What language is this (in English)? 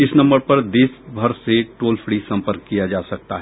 Hindi